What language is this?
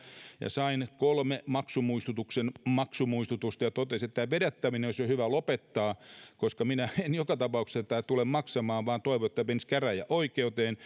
Finnish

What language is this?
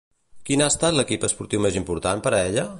Catalan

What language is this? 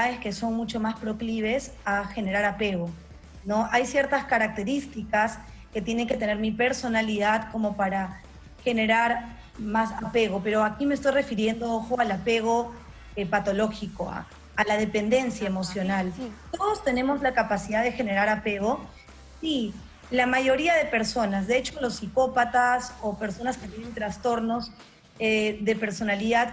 Spanish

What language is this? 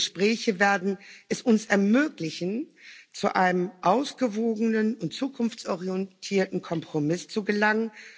German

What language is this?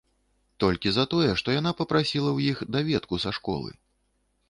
Belarusian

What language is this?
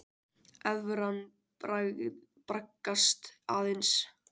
Icelandic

